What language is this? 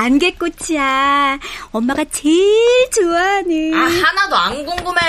Korean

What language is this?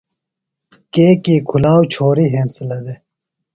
Phalura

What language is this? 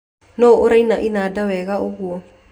Kikuyu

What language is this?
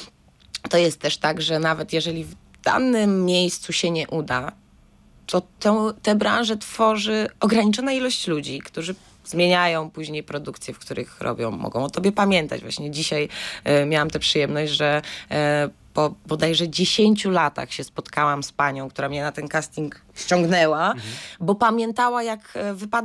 Polish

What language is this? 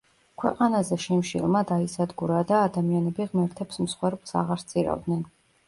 Georgian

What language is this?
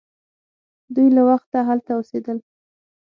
Pashto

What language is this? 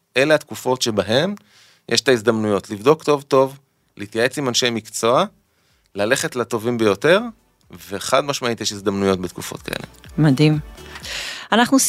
Hebrew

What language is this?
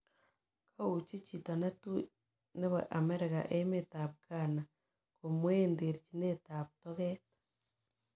Kalenjin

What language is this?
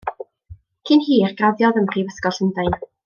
Welsh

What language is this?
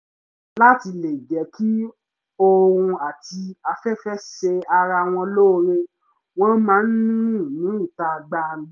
Yoruba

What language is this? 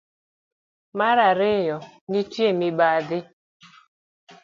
Luo (Kenya and Tanzania)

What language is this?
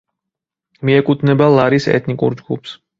Georgian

